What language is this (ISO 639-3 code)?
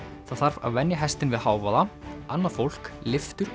isl